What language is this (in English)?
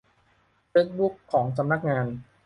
Thai